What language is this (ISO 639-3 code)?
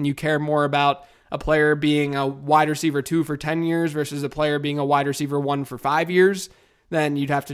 eng